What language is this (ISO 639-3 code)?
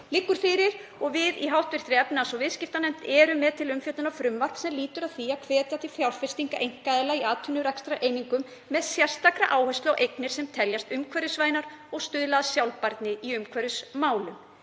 isl